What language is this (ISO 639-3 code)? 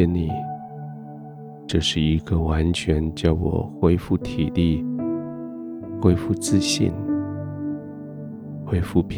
zho